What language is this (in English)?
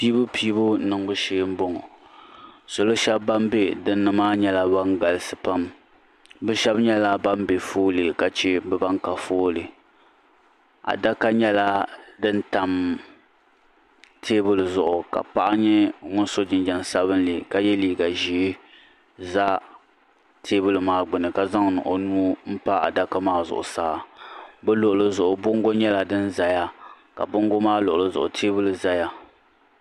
Dagbani